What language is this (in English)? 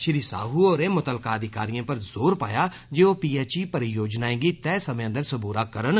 Dogri